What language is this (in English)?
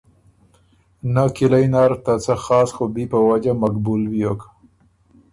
Ormuri